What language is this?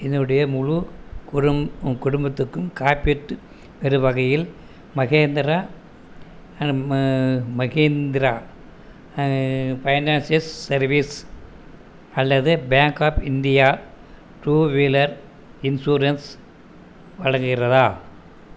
Tamil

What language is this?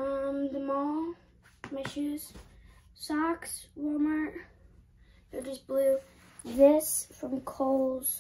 English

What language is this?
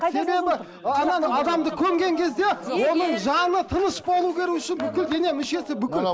Kazakh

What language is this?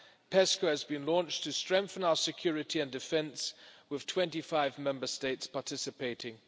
English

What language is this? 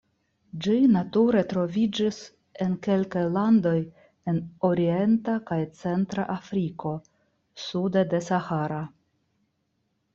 Esperanto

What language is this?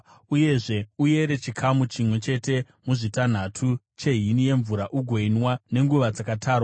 Shona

